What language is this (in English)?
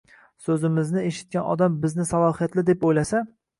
Uzbek